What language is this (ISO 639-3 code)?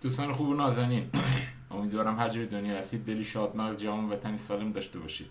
fas